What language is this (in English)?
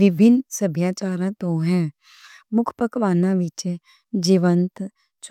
Western Panjabi